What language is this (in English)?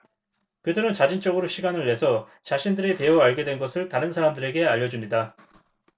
Korean